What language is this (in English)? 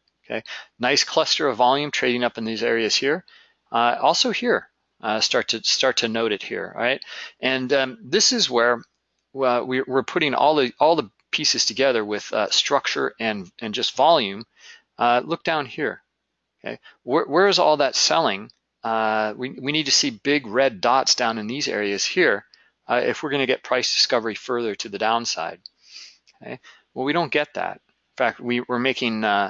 English